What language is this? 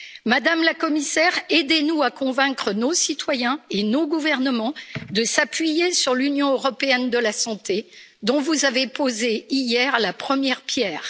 French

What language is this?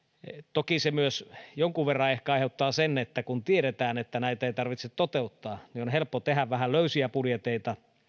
Finnish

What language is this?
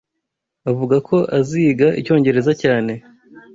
Kinyarwanda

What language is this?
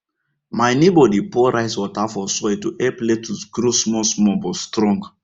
Nigerian Pidgin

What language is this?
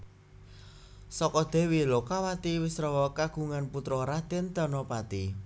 Javanese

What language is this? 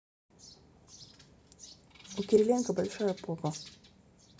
Russian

